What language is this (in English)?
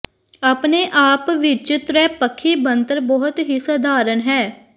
Punjabi